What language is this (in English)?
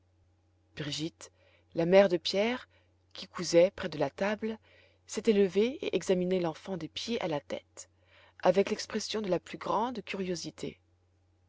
French